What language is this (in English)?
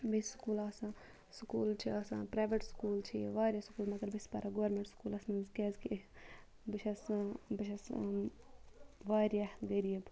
Kashmiri